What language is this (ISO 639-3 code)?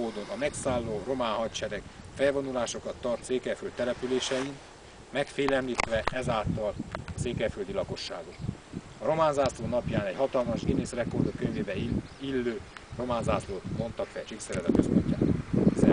hun